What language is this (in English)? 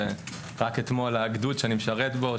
Hebrew